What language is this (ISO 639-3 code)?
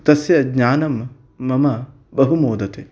san